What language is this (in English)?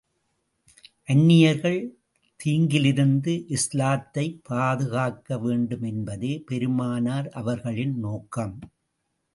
Tamil